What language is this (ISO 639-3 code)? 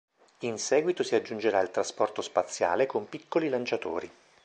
ita